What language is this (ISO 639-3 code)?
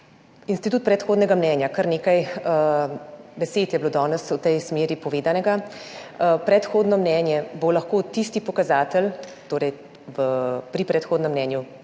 slv